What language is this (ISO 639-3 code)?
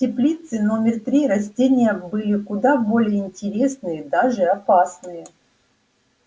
rus